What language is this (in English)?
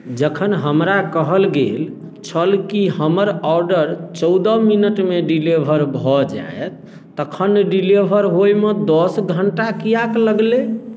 Maithili